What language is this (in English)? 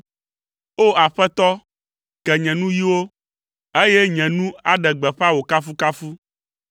Ewe